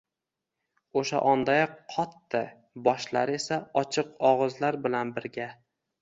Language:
Uzbek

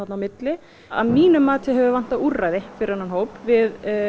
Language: Icelandic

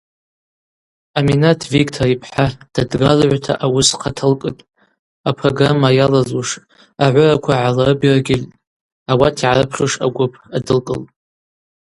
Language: Abaza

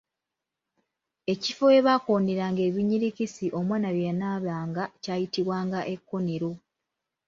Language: Ganda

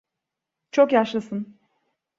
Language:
Turkish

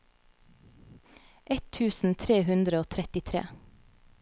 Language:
Norwegian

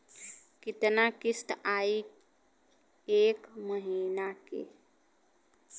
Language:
Bhojpuri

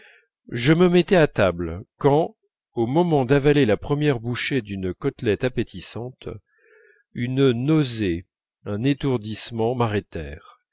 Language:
French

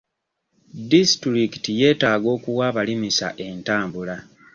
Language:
Ganda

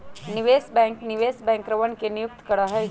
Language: Magahi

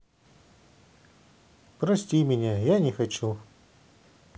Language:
Russian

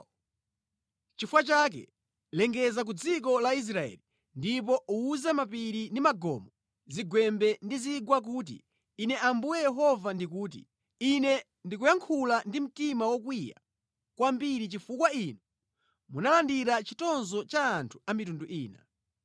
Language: Nyanja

